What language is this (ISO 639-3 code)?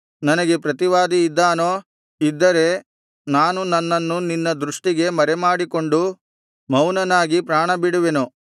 kan